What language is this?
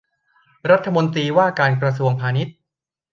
Thai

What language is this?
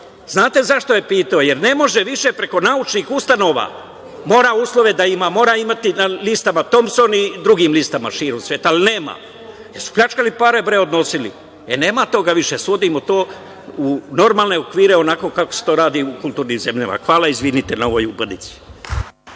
Serbian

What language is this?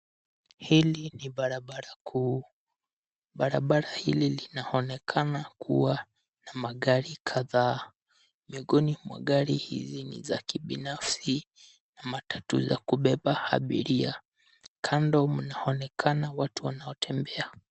Swahili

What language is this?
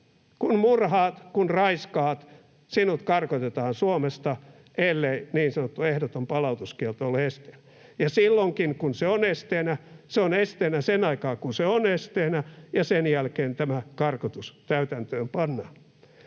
Finnish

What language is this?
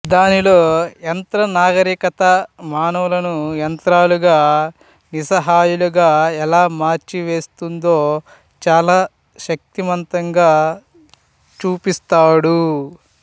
Telugu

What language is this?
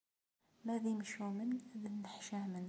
Kabyle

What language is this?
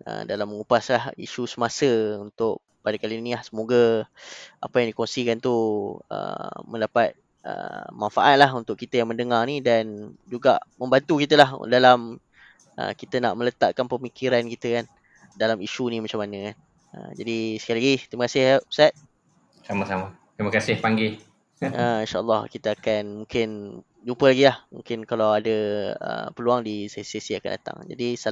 Malay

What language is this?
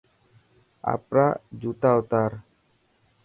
Dhatki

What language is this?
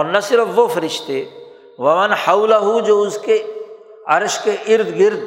Urdu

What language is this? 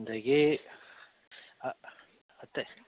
Manipuri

